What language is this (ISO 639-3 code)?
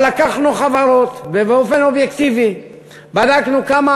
heb